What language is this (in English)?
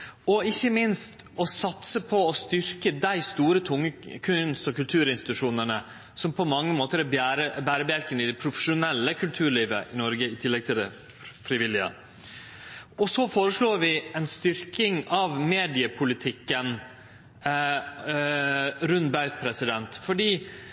Norwegian Nynorsk